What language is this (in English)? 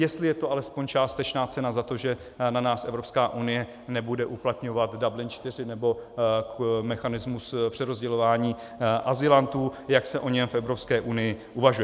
Czech